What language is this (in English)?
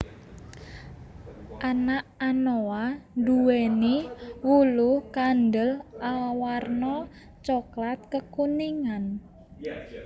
Javanese